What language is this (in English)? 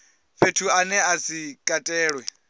Venda